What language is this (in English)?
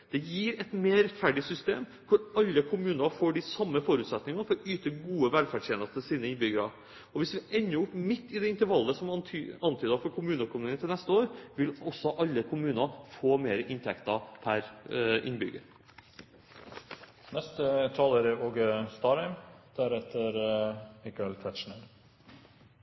Norwegian Bokmål